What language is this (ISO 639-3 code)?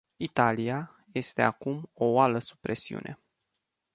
ron